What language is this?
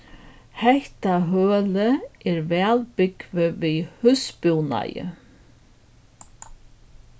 Faroese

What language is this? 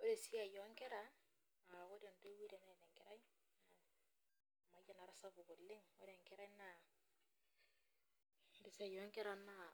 Masai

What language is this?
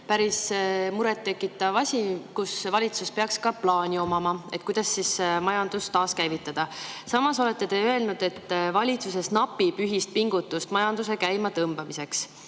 Estonian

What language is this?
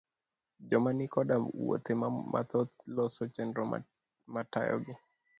Luo (Kenya and Tanzania)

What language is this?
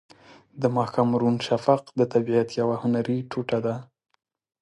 Pashto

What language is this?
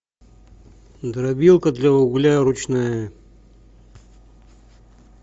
Russian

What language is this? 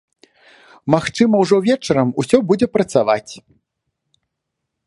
Belarusian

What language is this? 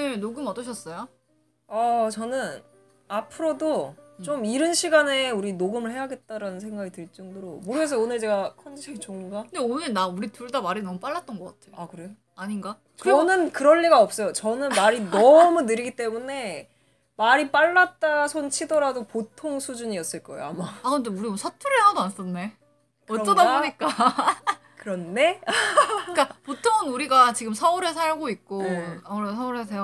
Korean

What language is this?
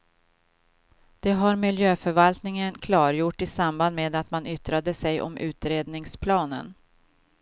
Swedish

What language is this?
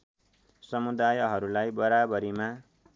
Nepali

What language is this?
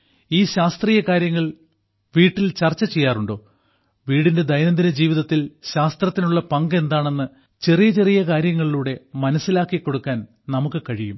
Malayalam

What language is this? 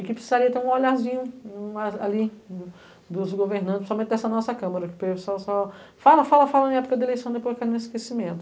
Portuguese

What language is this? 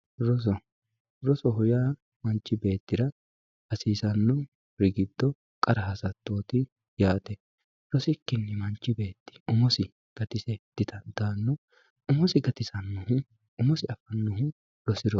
Sidamo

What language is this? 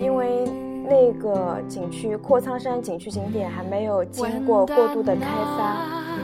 Chinese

